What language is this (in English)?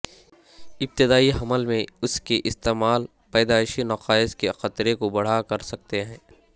Urdu